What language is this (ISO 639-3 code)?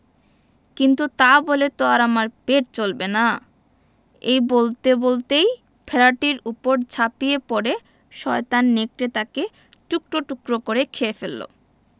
ben